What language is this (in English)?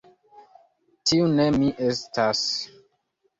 Esperanto